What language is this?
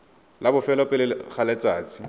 Tswana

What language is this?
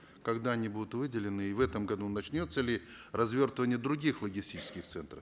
Kazakh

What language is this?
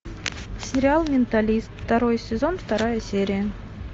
Russian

